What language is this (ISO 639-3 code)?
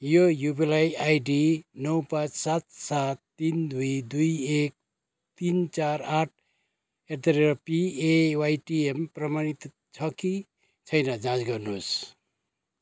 nep